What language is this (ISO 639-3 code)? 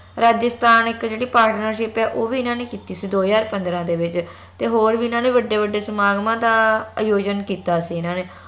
pan